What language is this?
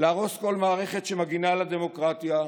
Hebrew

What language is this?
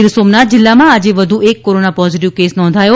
Gujarati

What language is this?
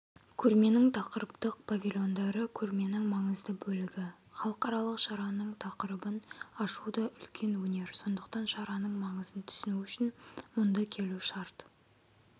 Kazakh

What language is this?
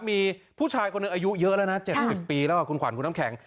Thai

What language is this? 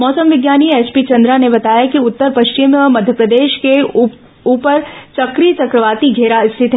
Hindi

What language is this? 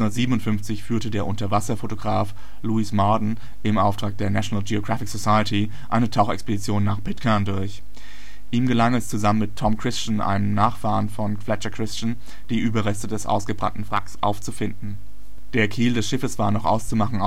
German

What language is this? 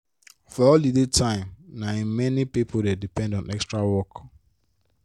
Nigerian Pidgin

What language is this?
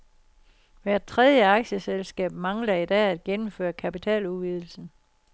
Danish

